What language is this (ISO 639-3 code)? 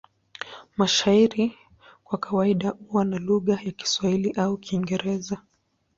swa